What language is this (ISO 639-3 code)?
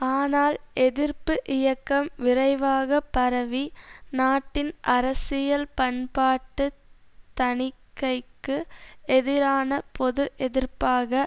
tam